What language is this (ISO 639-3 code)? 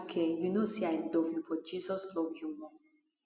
pcm